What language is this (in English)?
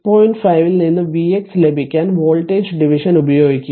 Malayalam